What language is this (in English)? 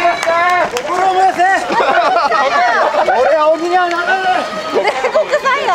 Japanese